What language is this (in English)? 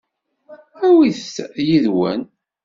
Kabyle